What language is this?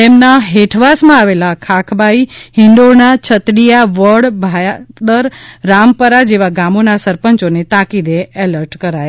Gujarati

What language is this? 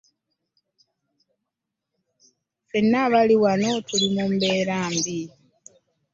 Ganda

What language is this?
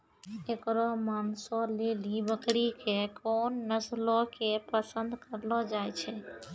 Maithili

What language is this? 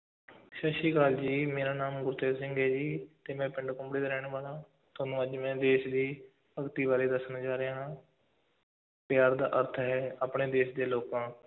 Punjabi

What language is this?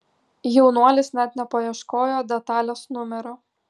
Lithuanian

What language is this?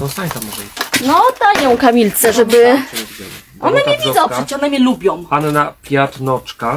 Polish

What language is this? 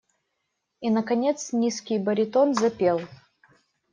Russian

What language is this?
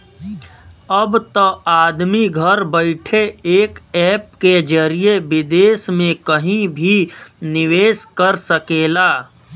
Bhojpuri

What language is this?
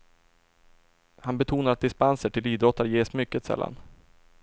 Swedish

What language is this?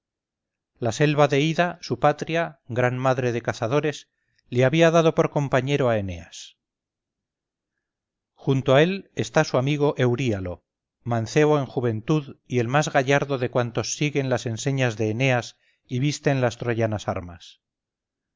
Spanish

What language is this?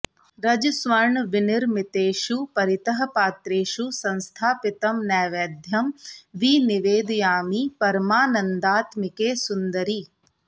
Sanskrit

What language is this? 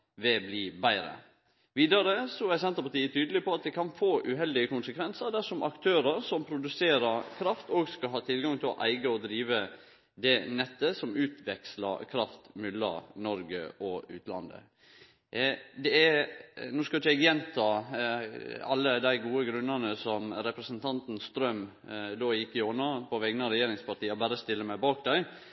Norwegian Nynorsk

